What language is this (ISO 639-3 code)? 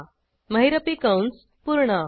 mar